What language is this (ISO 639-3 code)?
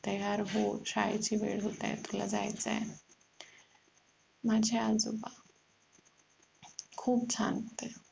mar